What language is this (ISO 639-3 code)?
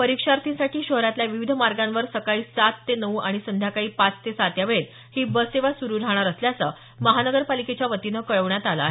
mar